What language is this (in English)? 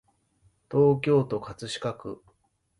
Japanese